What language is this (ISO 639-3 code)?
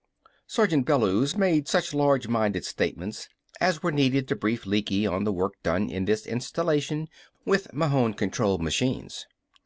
eng